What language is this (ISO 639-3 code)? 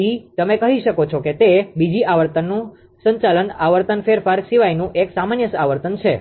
guj